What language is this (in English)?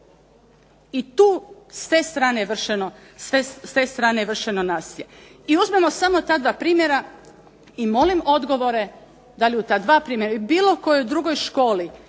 Croatian